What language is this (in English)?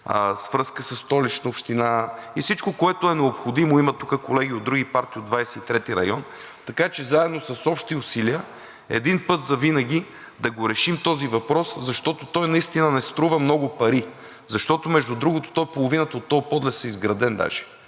Bulgarian